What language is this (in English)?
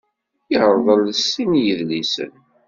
Kabyle